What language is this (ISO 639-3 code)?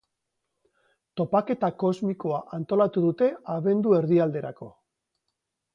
eus